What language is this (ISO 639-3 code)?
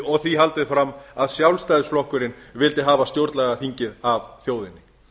isl